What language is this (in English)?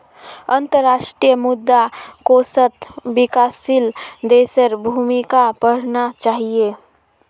Magahi